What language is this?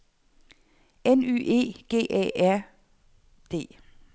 Danish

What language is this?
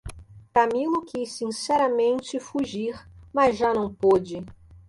Portuguese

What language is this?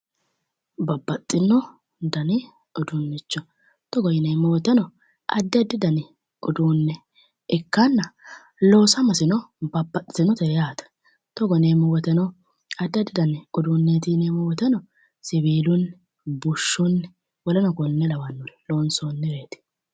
Sidamo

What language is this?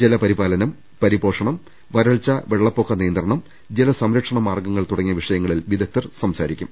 Malayalam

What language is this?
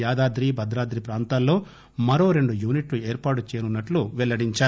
Telugu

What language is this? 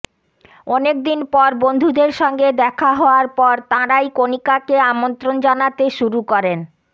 Bangla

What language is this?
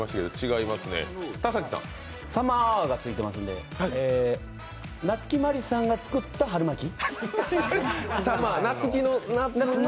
Japanese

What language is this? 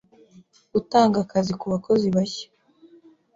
Kinyarwanda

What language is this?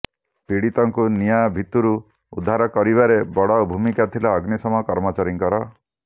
Odia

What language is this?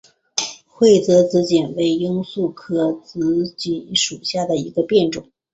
Chinese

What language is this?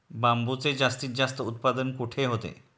Marathi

